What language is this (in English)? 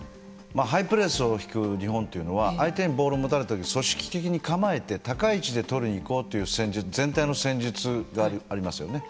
Japanese